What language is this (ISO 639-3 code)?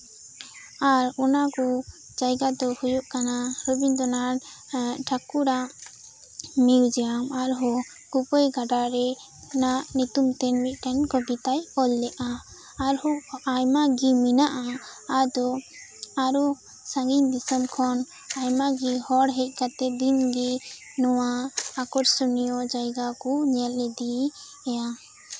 sat